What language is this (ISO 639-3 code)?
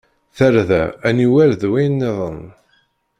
kab